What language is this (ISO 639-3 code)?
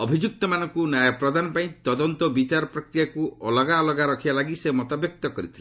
ori